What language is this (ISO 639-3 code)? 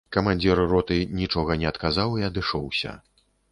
bel